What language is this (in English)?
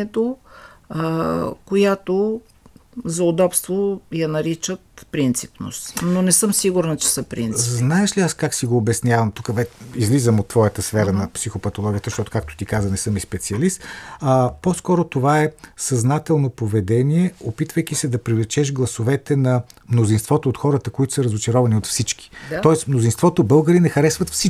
Bulgarian